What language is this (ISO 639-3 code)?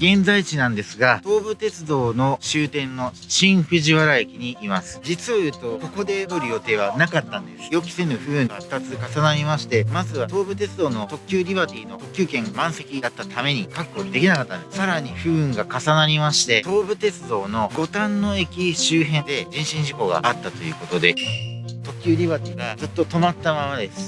jpn